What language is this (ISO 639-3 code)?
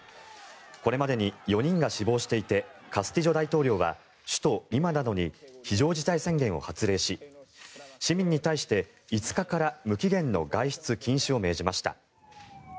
jpn